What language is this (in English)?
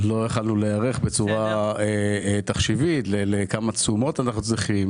Hebrew